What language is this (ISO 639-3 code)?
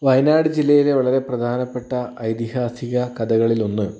mal